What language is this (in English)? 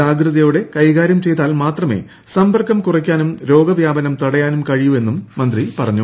Malayalam